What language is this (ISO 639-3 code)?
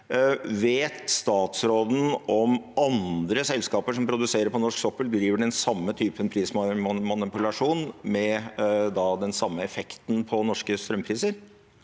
nor